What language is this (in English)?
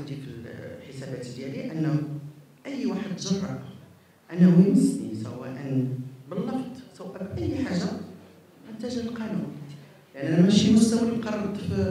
Arabic